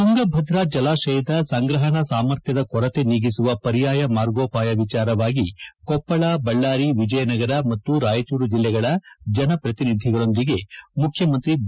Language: Kannada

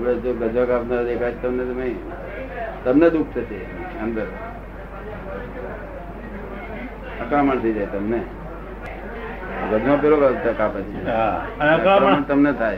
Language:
Gujarati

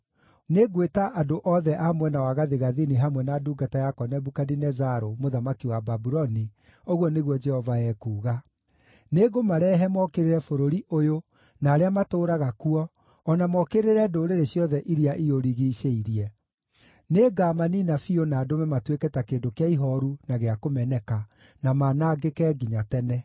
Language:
Kikuyu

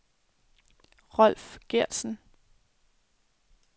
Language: Danish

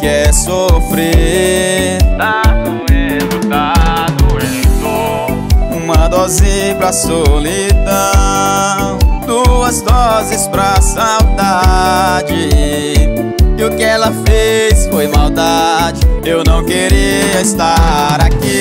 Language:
Portuguese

